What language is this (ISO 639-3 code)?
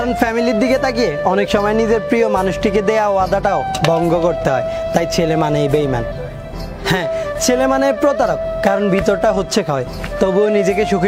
tur